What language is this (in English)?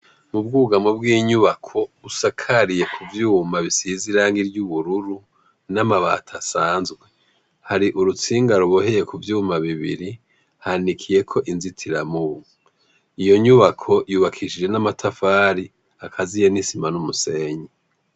Rundi